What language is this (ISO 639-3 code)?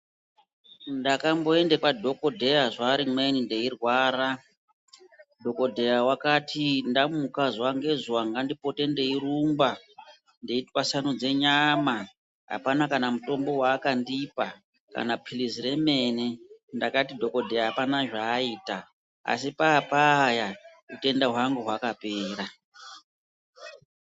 ndc